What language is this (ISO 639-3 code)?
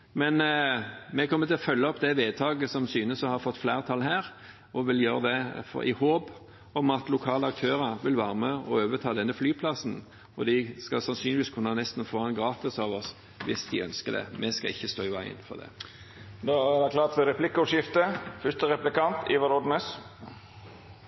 nor